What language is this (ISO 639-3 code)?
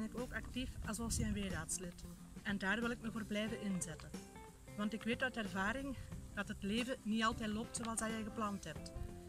nld